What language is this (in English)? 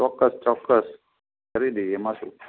Gujarati